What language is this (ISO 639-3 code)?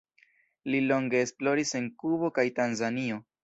epo